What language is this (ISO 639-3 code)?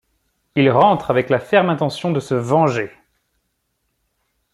fra